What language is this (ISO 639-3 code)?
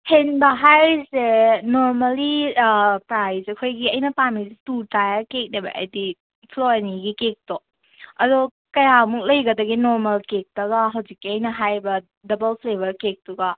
mni